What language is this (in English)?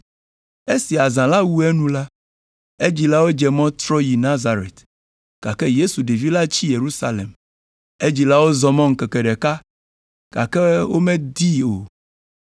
Ewe